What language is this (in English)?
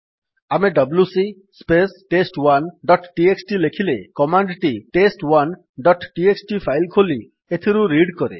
Odia